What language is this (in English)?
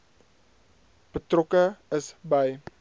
Afrikaans